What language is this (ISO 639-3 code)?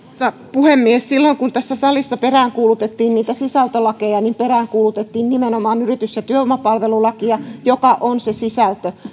fin